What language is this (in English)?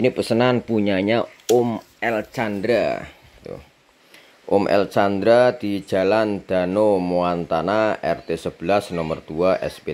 Indonesian